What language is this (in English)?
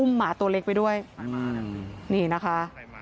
Thai